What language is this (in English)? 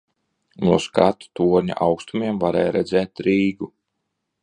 Latvian